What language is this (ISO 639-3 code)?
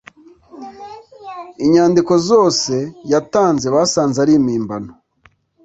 kin